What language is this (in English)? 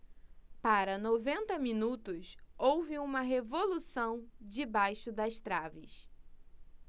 Portuguese